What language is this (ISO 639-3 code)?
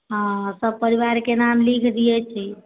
mai